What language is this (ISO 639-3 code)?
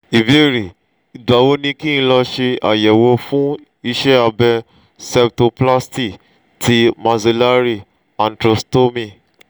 yor